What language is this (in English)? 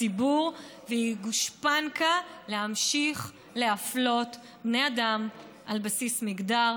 Hebrew